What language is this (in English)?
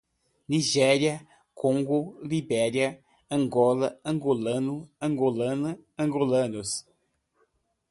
Portuguese